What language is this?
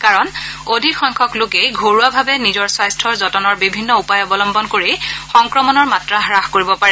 Assamese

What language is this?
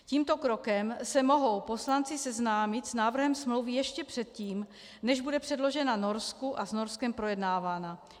Czech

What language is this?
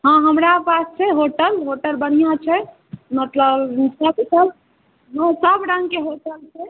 Maithili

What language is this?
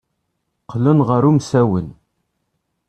Kabyle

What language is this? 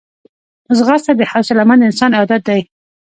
Pashto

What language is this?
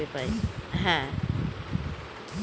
Bangla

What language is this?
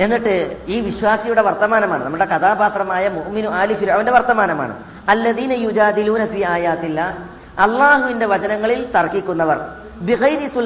Malayalam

